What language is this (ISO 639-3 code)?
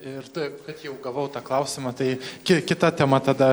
lit